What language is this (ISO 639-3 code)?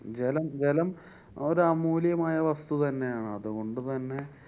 mal